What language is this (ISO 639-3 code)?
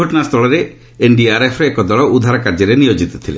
ori